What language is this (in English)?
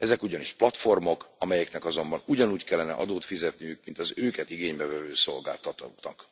Hungarian